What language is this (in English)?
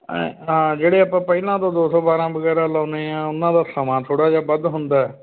Punjabi